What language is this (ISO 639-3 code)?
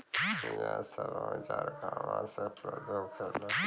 bho